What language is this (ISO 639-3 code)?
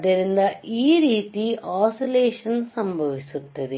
kan